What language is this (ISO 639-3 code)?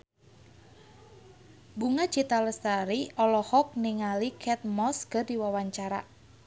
sun